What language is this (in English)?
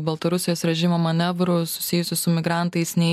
Lithuanian